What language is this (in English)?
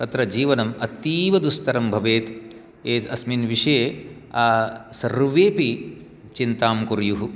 Sanskrit